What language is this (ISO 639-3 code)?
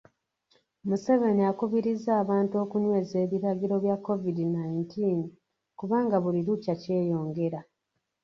lug